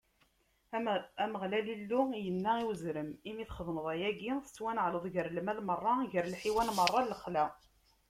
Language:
Kabyle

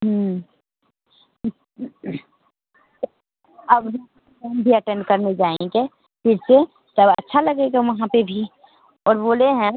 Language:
Hindi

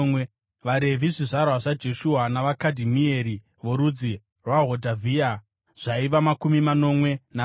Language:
Shona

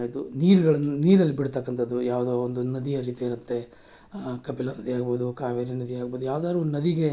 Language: Kannada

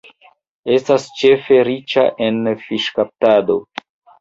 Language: Esperanto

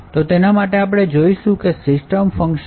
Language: Gujarati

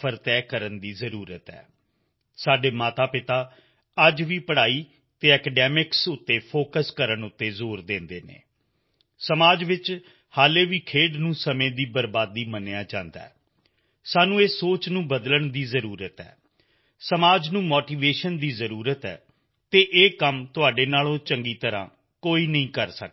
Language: Punjabi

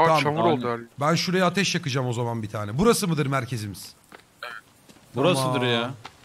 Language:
Turkish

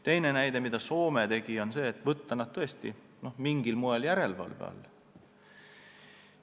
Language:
Estonian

